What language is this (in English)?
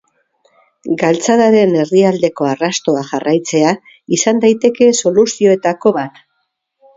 Basque